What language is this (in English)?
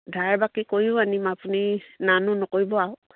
Assamese